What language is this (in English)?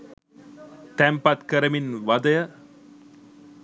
Sinhala